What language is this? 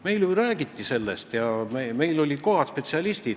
Estonian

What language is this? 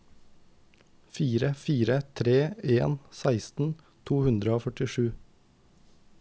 Norwegian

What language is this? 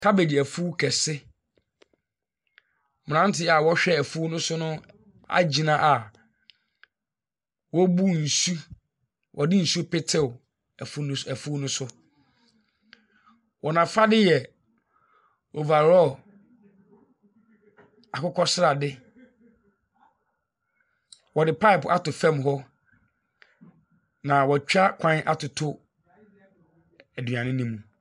Akan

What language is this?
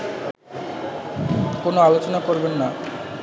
Bangla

